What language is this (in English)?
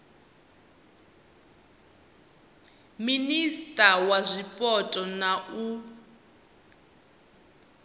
Venda